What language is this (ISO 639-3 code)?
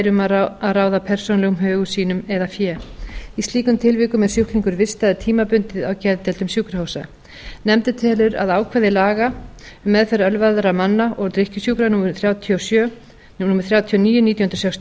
isl